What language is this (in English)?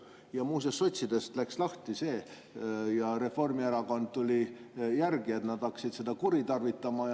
Estonian